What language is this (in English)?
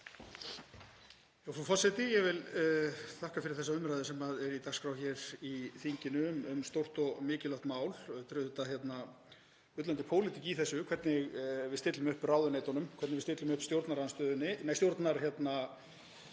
Icelandic